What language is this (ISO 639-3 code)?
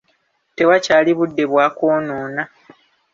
lug